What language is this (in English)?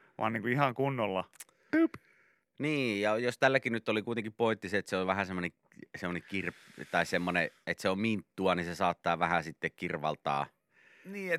Finnish